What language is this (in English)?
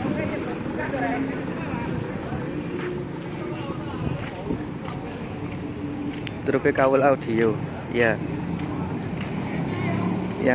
Indonesian